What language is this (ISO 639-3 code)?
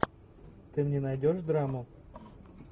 rus